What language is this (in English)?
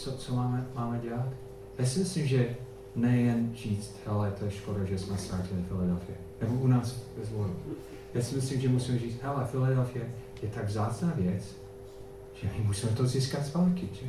Czech